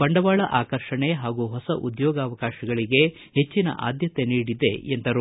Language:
Kannada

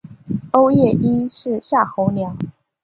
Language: Chinese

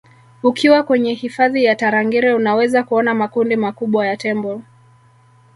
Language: Swahili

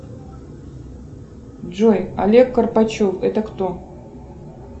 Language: Russian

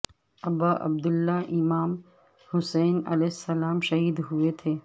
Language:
Urdu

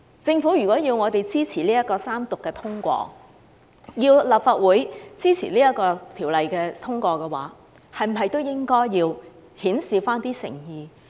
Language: Cantonese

